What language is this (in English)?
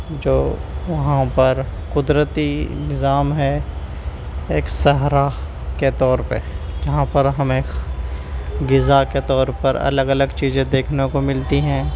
Urdu